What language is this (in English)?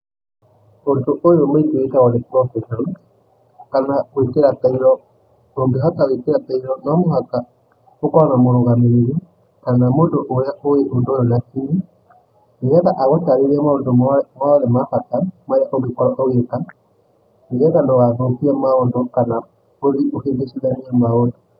Kikuyu